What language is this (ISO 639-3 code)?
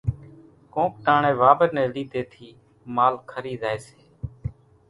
gjk